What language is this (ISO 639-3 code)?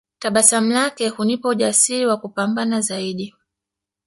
swa